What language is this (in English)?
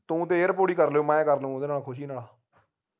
Punjabi